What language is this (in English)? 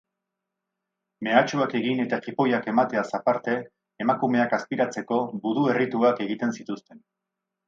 Basque